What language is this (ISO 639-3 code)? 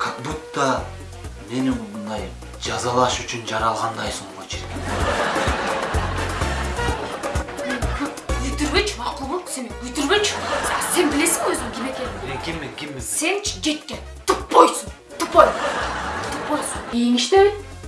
tur